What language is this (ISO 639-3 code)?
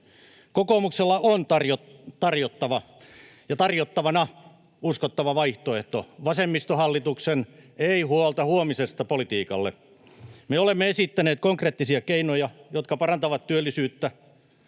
fin